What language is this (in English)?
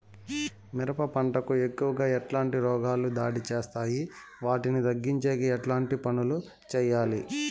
Telugu